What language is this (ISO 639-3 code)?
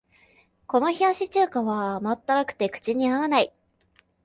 jpn